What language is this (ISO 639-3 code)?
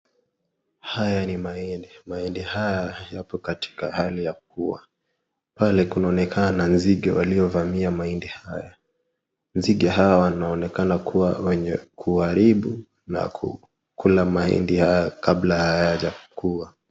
swa